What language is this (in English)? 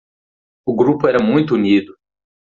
Portuguese